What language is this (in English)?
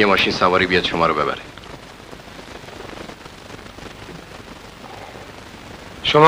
Persian